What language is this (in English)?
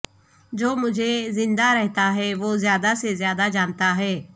Urdu